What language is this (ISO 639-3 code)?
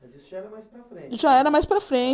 por